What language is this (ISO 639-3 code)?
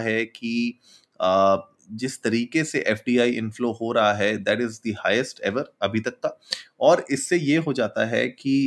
hin